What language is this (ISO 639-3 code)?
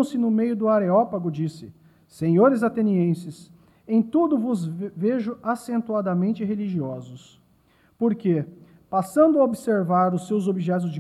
por